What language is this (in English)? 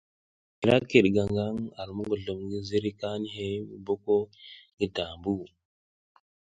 South Giziga